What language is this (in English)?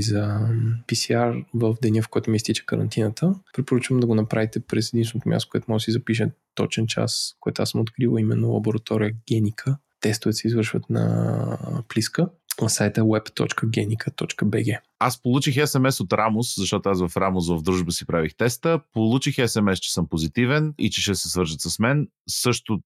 Bulgarian